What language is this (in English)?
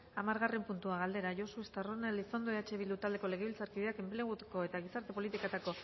Basque